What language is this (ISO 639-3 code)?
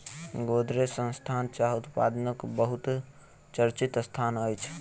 mai